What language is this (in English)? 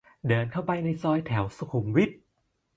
Thai